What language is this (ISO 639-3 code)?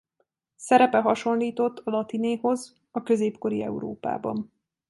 hun